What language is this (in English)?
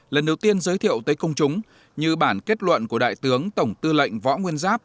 Vietnamese